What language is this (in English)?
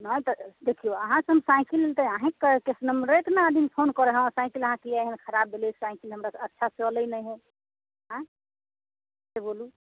Maithili